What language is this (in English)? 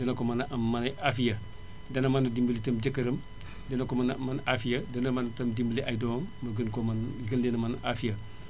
Wolof